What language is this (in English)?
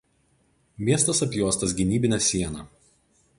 Lithuanian